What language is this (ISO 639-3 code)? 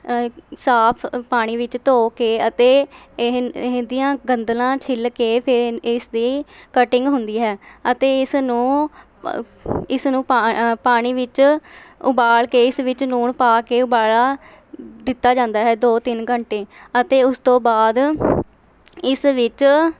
pan